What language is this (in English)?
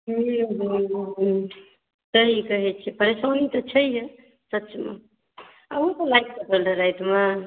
Maithili